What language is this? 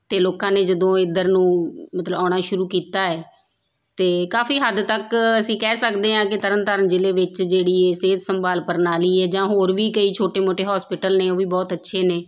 Punjabi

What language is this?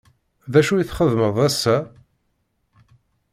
Kabyle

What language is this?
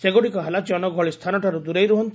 Odia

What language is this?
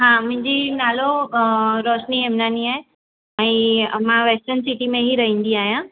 Sindhi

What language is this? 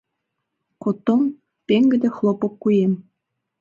Mari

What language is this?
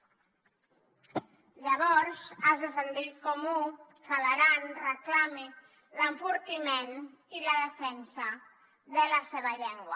Catalan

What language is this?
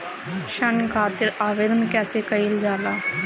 Bhojpuri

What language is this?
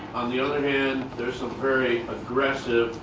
English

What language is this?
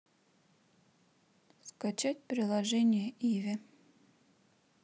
Russian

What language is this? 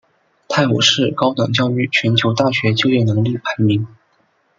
Chinese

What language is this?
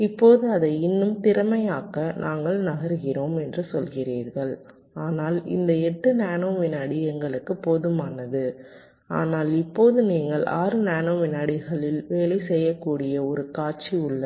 Tamil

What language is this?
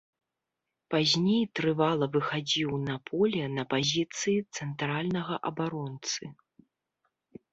Belarusian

